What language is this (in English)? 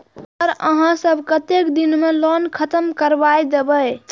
Maithili